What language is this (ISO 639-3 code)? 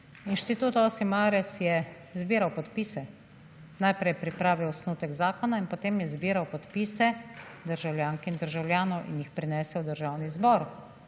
slv